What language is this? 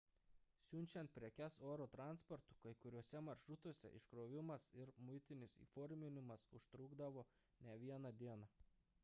Lithuanian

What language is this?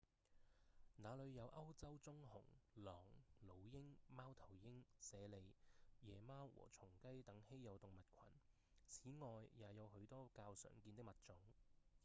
Cantonese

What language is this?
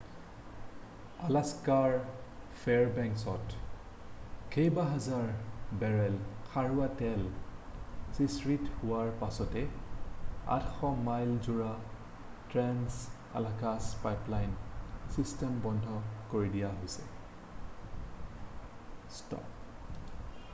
Assamese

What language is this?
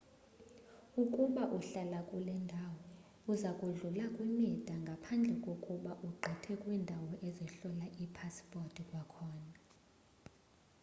Xhosa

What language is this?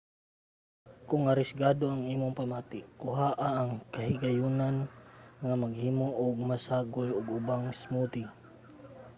Cebuano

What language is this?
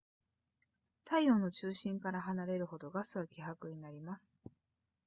Japanese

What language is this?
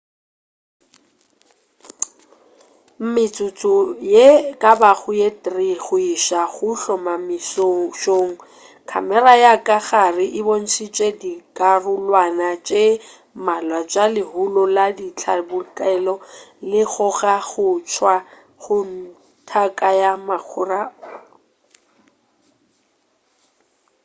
Northern Sotho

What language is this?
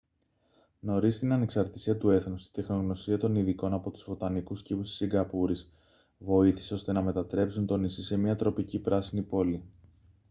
Greek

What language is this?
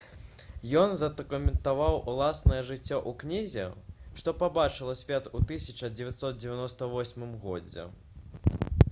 Belarusian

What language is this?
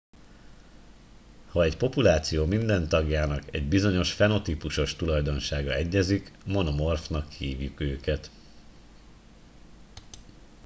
Hungarian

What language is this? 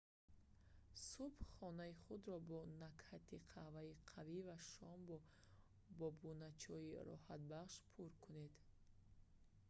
Tajik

